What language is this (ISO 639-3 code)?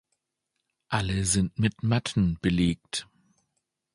deu